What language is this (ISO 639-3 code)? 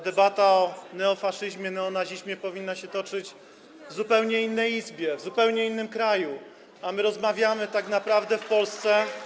pol